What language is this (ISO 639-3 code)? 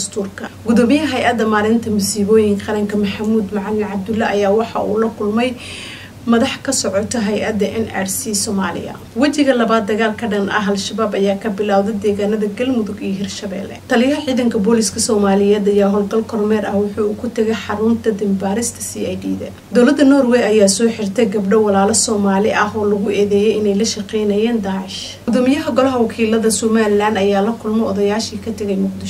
ara